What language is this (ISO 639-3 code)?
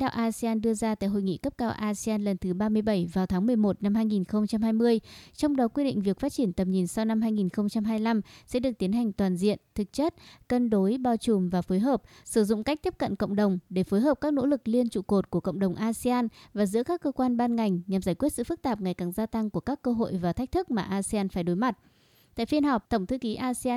vie